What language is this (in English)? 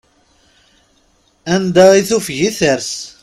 Kabyle